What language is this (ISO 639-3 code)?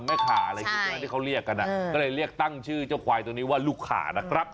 tha